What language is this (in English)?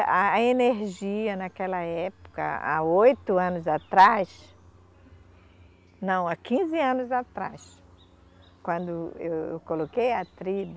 Portuguese